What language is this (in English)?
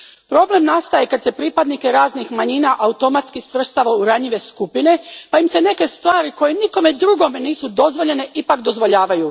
Croatian